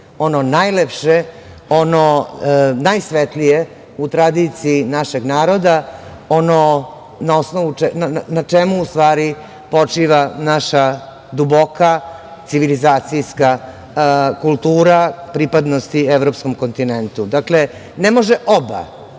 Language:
Serbian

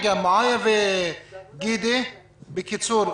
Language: Hebrew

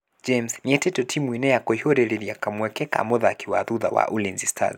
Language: Kikuyu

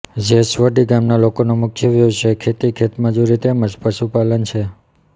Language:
Gujarati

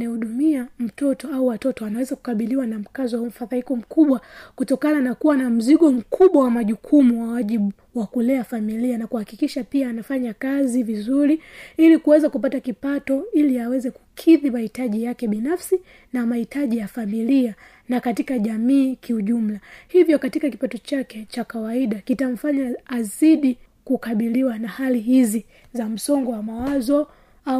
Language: Swahili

